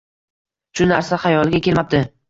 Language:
Uzbek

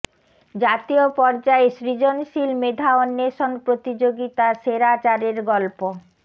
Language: Bangla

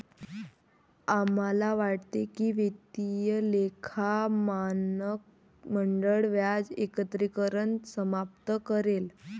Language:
Marathi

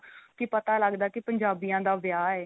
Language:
Punjabi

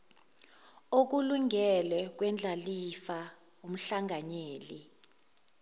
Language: Zulu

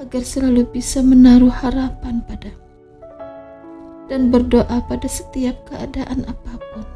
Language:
Indonesian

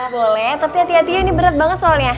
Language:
Indonesian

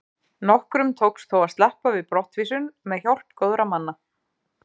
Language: Icelandic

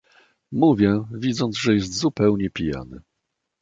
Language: Polish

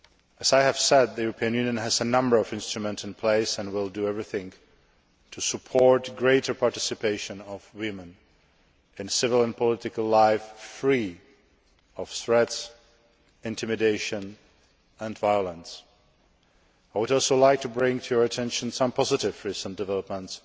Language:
English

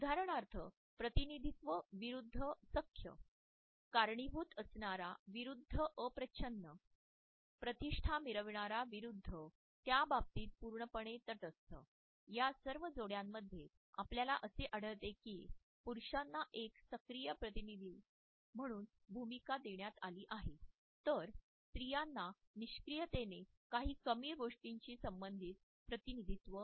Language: Marathi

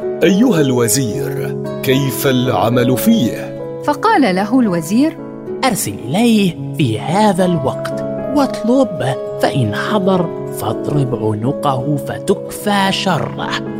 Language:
Arabic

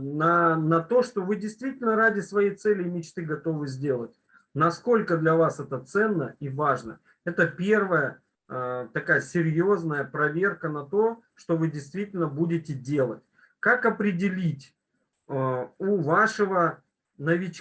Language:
Russian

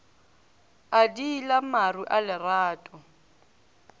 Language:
Northern Sotho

